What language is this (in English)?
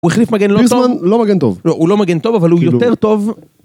Hebrew